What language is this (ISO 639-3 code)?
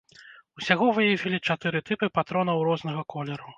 bel